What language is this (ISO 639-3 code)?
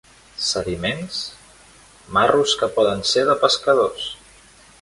cat